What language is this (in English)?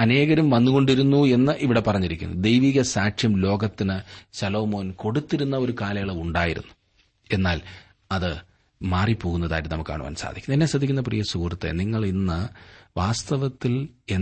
Malayalam